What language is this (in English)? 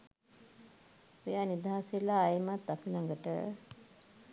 Sinhala